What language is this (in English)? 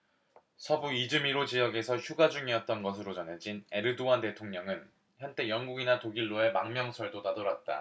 Korean